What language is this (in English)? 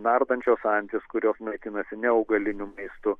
Lithuanian